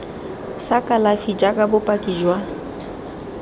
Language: Tswana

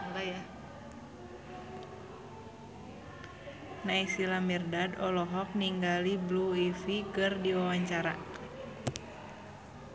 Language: Sundanese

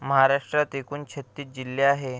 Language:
Marathi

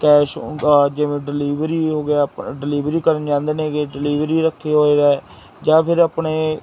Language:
Punjabi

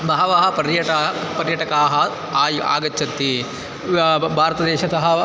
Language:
Sanskrit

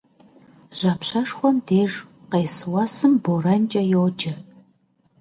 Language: Kabardian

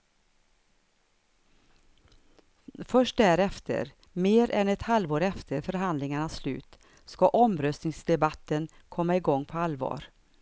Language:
Swedish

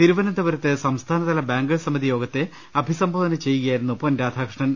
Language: Malayalam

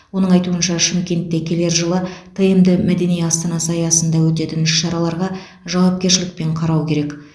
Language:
Kazakh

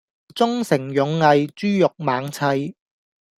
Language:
Cantonese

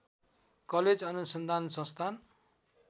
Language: Nepali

